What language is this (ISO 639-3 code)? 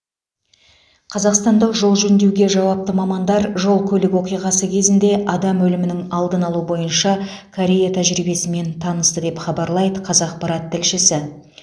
kaz